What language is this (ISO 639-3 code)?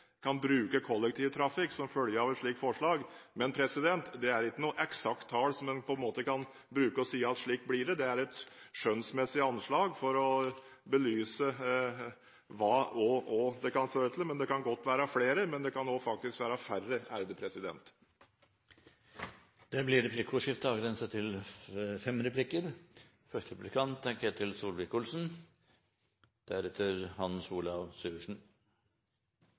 nob